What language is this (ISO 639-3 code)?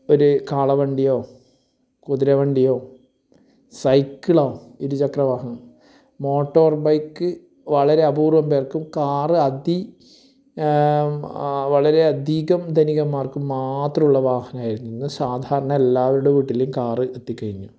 mal